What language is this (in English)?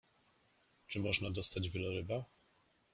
Polish